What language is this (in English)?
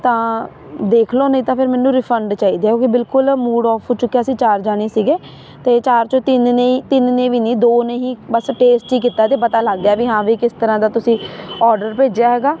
Punjabi